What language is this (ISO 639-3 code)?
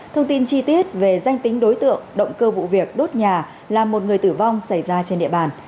vie